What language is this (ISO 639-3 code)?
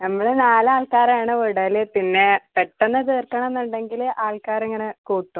mal